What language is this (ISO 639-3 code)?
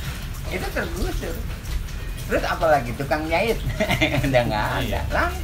ind